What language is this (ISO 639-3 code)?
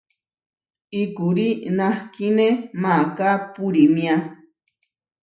var